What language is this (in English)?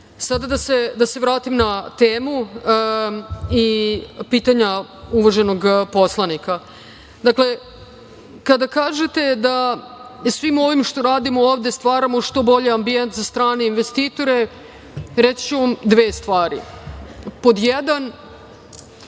Serbian